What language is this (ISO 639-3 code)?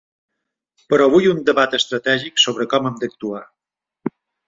cat